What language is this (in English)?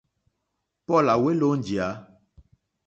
Mokpwe